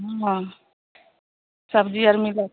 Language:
Maithili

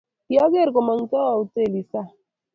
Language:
Kalenjin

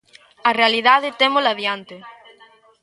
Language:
Galician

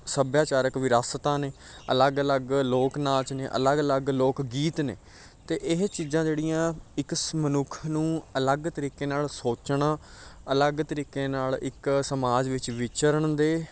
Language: Punjabi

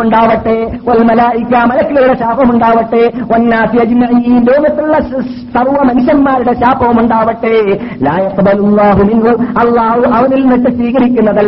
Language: Malayalam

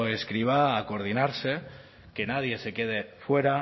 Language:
Spanish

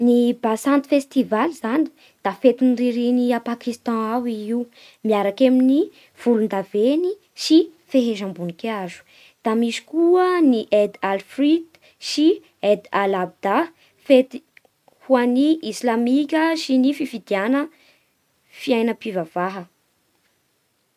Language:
Bara Malagasy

